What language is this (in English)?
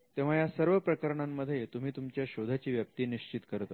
Marathi